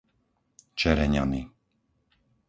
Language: Slovak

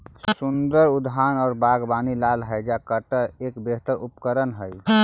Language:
Magahi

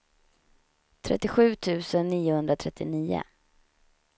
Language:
Swedish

